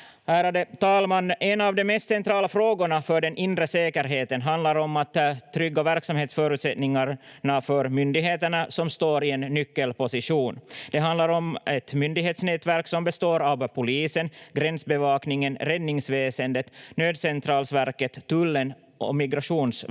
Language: Finnish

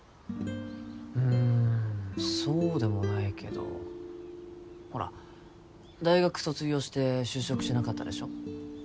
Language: Japanese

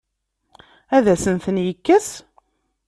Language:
Kabyle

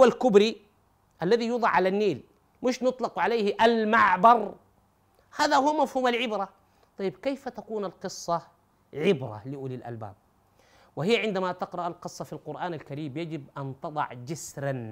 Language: Arabic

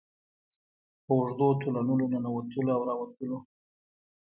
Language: Pashto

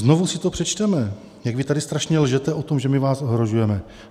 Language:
Czech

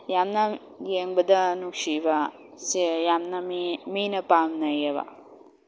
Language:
Manipuri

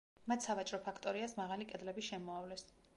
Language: Georgian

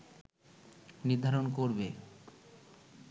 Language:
Bangla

